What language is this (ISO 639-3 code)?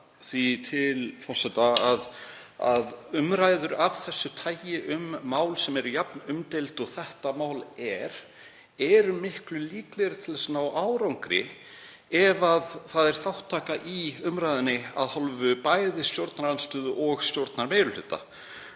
isl